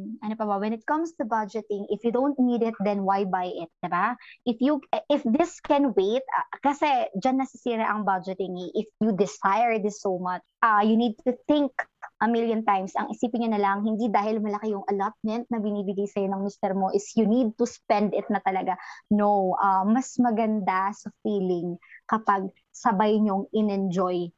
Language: Filipino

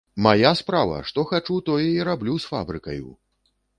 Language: Belarusian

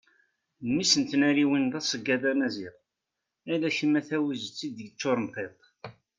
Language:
Kabyle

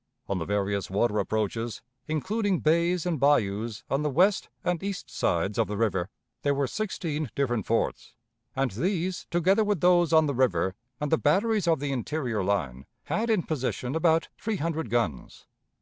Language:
English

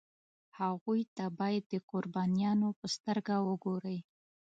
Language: Pashto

